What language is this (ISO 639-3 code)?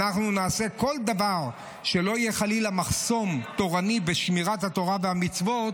heb